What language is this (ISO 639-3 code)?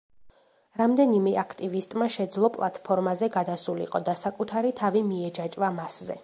kat